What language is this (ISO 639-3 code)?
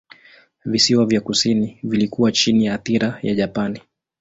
swa